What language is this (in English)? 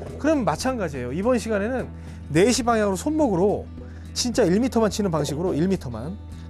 Korean